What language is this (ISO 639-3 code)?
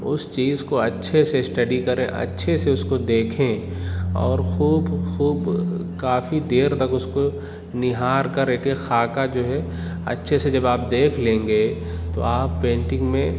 urd